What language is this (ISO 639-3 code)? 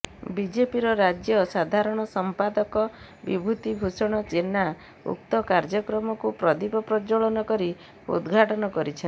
ori